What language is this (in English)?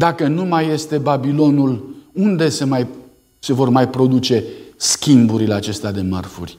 Romanian